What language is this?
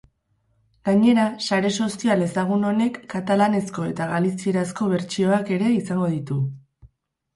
Basque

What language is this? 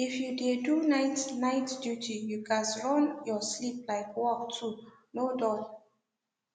Nigerian Pidgin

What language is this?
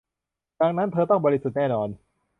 Thai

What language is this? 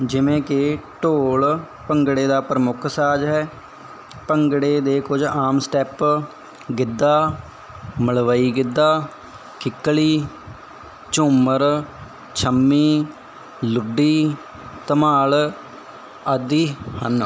Punjabi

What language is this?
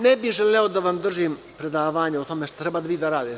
Serbian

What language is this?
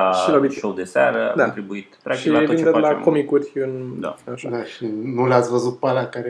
Romanian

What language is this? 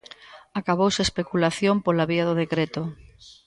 Galician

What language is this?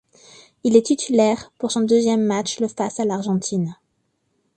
French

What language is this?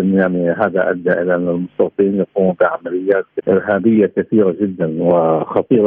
Arabic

